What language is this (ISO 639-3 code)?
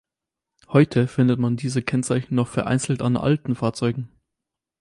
deu